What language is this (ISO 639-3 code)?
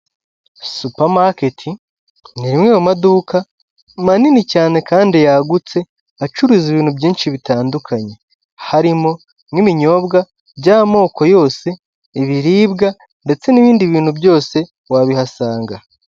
kin